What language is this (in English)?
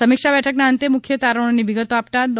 Gujarati